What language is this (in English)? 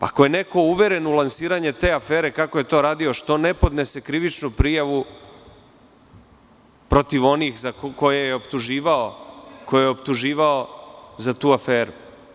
Serbian